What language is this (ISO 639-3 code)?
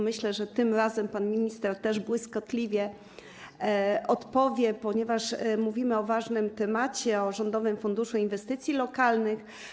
pol